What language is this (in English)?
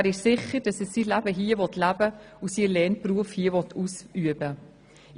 Swiss German